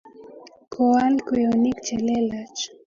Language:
Kalenjin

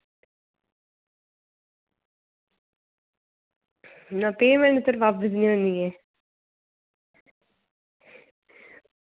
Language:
Dogri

